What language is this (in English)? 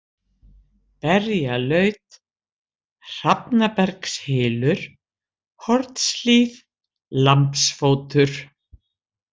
Icelandic